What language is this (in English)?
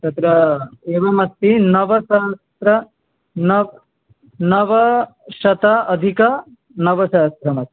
Sanskrit